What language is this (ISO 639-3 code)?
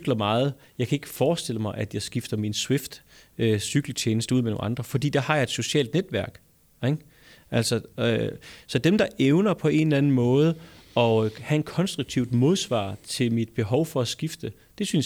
dan